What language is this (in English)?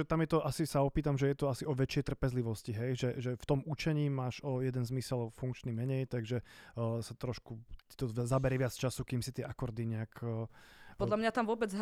Slovak